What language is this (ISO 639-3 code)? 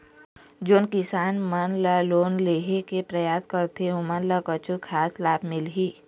hne